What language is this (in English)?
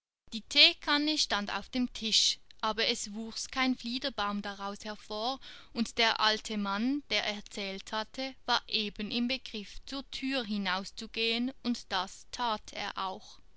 German